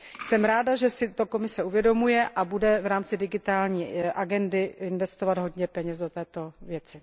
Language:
Czech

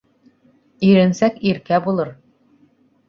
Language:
Bashkir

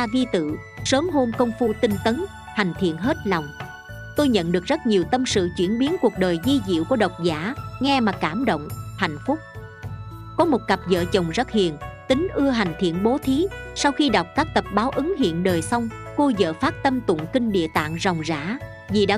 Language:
Vietnamese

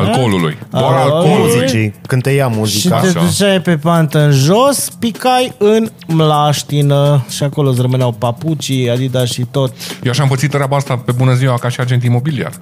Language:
Romanian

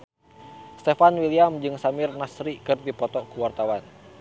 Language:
Sundanese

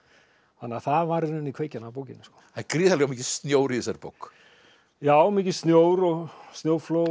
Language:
Icelandic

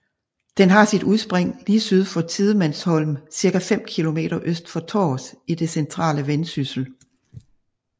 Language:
Danish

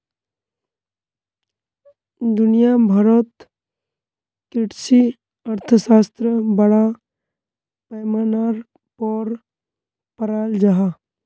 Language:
Magahi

